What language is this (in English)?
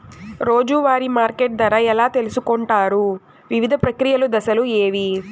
Telugu